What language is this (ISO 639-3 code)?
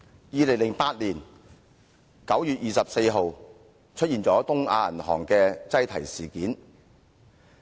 yue